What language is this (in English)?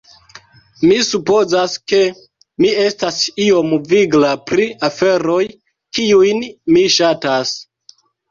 Esperanto